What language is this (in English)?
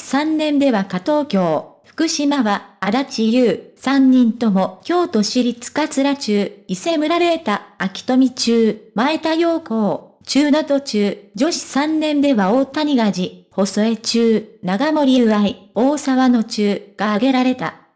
Japanese